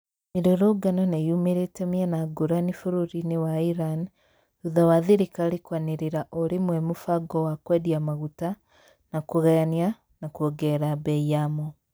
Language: Kikuyu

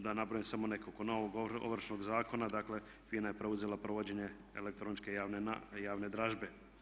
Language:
Croatian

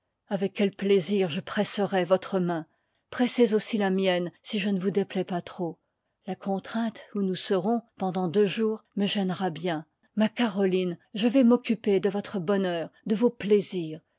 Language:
French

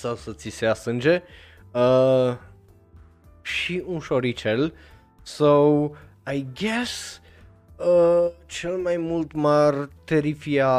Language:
Romanian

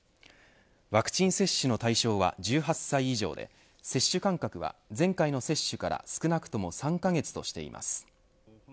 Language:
Japanese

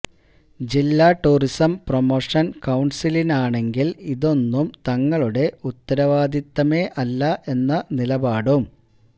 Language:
Malayalam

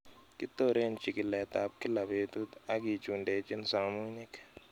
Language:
Kalenjin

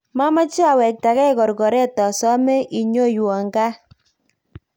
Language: Kalenjin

